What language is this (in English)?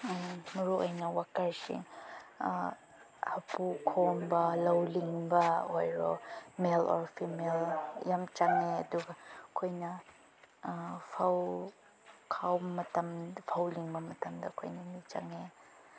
Manipuri